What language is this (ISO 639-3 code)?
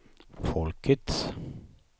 swe